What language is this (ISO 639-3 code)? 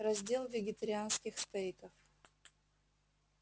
rus